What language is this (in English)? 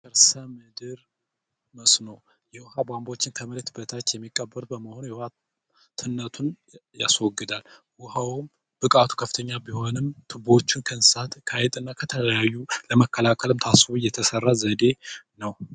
Amharic